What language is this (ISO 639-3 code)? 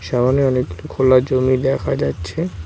ben